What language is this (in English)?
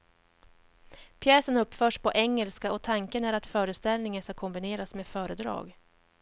Swedish